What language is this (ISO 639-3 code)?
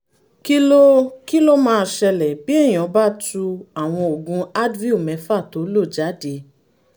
yor